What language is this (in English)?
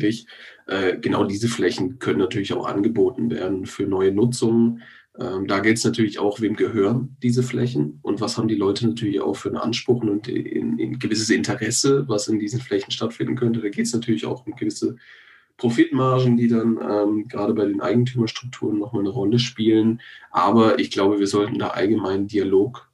German